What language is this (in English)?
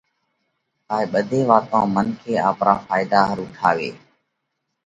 Parkari Koli